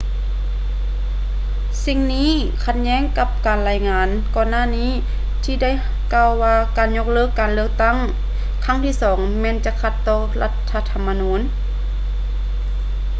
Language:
Lao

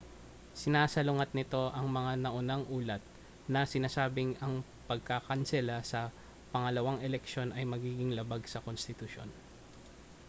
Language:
Filipino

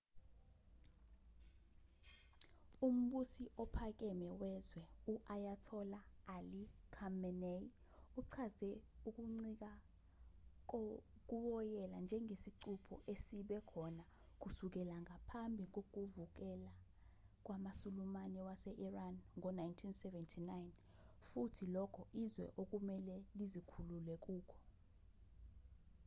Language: Zulu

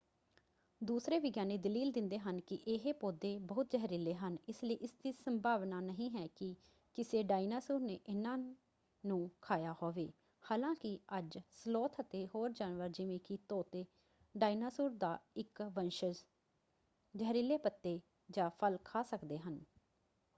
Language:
Punjabi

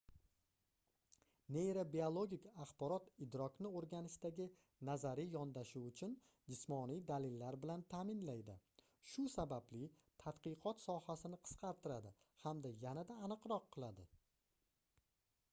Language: Uzbek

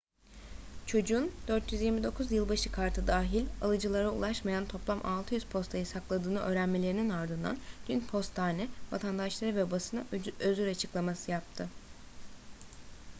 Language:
Turkish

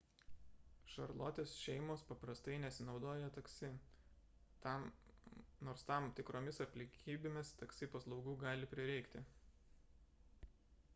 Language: Lithuanian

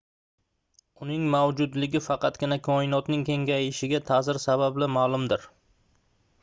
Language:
Uzbek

